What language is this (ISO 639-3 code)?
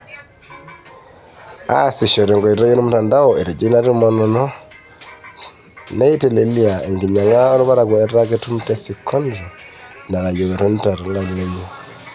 mas